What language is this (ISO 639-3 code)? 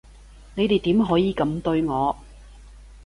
yue